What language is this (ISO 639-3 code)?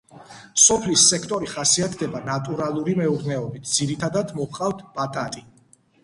kat